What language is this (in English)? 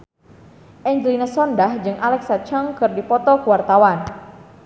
Sundanese